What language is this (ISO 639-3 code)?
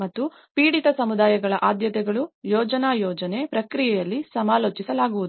kan